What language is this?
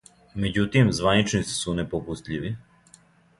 Serbian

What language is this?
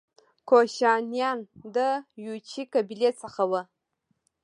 Pashto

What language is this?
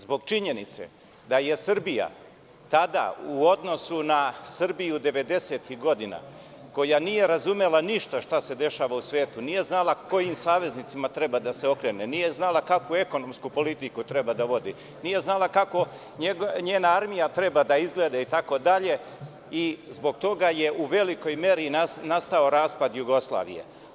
Serbian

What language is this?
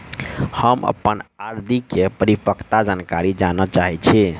Maithili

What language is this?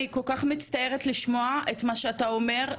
Hebrew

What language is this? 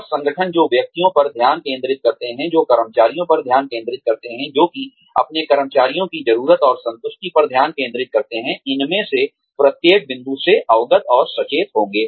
Hindi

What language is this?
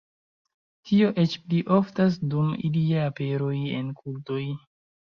Esperanto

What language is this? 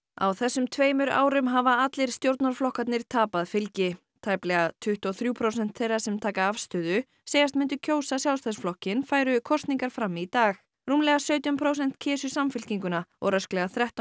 Icelandic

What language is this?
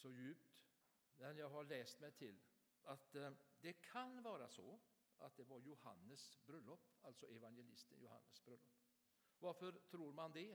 Swedish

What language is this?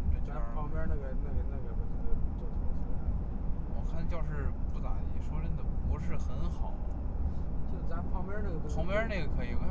Chinese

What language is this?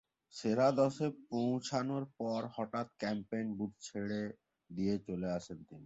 Bangla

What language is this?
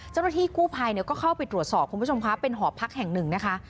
Thai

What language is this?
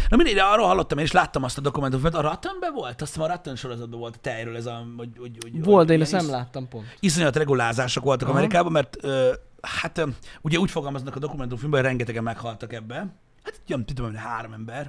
Hungarian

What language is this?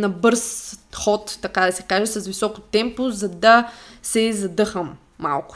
Bulgarian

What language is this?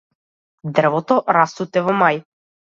Macedonian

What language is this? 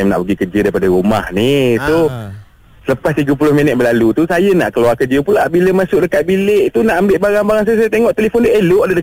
Malay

